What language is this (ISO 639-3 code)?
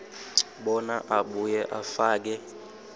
ssw